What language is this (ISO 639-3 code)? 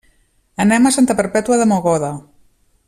cat